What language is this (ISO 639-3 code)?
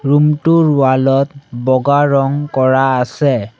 asm